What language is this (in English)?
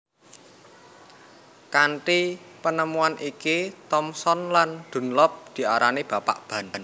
Javanese